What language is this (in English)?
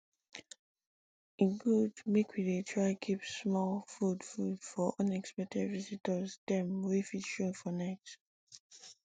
Nigerian Pidgin